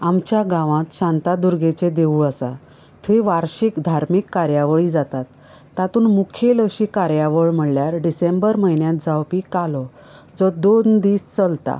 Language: Konkani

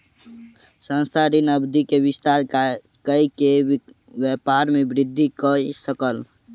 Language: Maithili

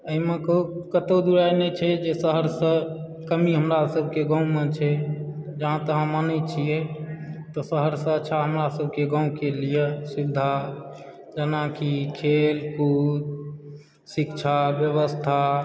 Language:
Maithili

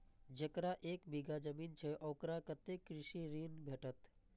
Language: Maithili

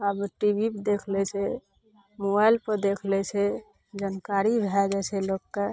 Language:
Maithili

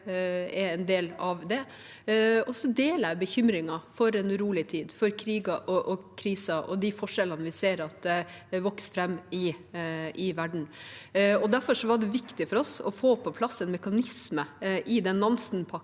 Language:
Norwegian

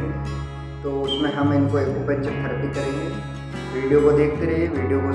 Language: Hindi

